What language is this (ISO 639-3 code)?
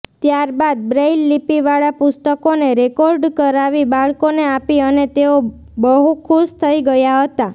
guj